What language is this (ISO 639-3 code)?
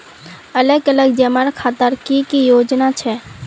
mag